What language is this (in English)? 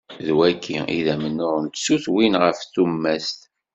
Kabyle